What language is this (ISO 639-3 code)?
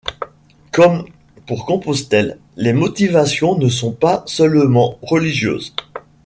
fra